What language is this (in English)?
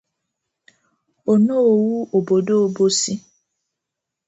Igbo